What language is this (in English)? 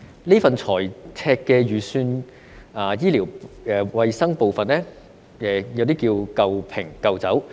Cantonese